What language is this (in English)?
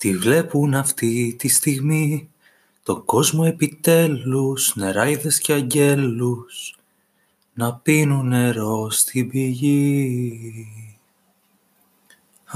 Greek